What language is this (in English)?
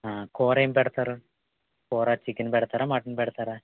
Telugu